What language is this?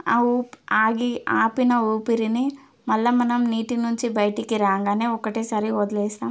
Telugu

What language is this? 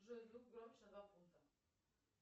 Russian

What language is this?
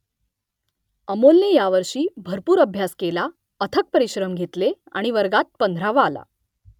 Marathi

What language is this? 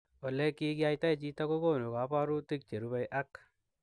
Kalenjin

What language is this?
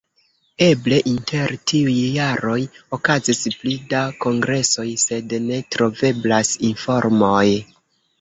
Esperanto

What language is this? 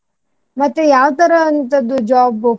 Kannada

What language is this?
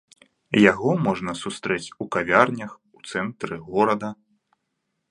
Belarusian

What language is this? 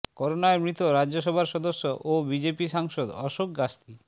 Bangla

